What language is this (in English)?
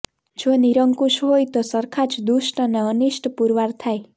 Gujarati